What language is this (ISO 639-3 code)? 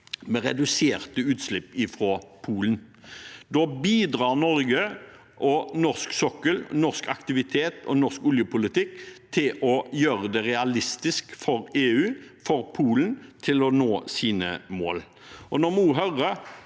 nor